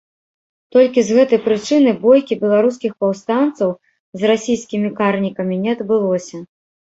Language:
Belarusian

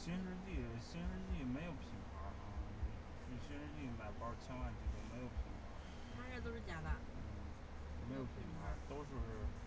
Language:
Chinese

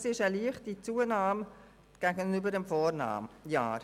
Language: Swiss German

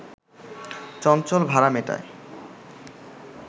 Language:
Bangla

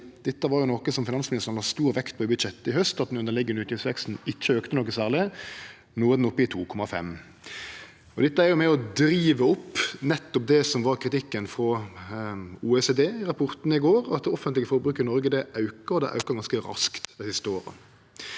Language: Norwegian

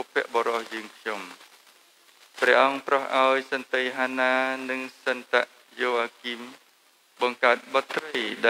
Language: Indonesian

